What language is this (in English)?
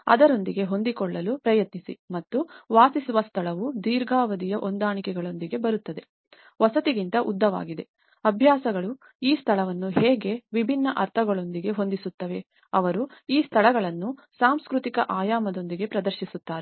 Kannada